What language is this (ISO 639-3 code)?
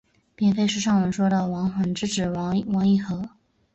zho